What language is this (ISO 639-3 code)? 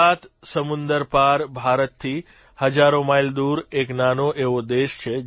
guj